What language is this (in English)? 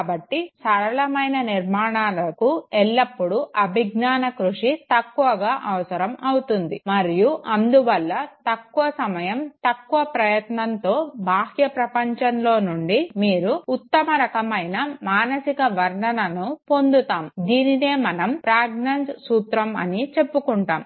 Telugu